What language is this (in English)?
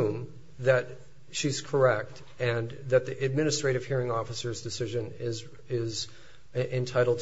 English